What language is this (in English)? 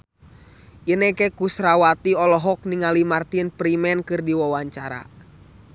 Sundanese